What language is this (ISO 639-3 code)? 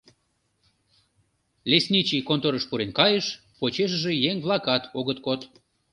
chm